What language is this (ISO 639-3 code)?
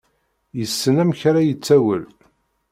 kab